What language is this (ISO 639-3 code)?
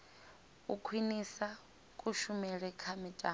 ven